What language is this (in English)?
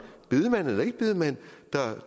Danish